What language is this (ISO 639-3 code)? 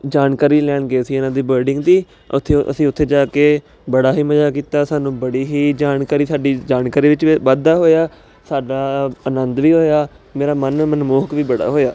pan